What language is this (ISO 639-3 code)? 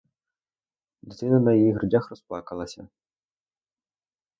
ukr